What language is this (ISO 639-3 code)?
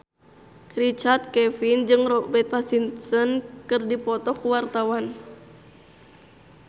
sun